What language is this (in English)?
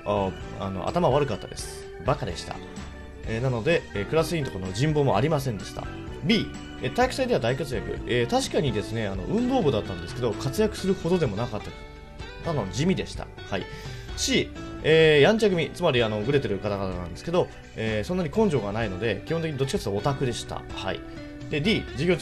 Japanese